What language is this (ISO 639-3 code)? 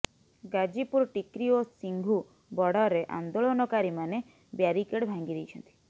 ori